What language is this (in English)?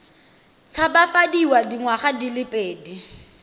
Tswana